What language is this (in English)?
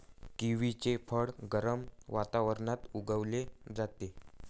Marathi